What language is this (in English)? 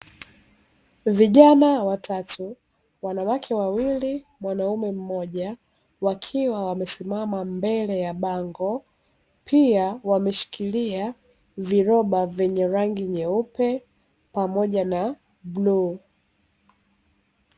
Swahili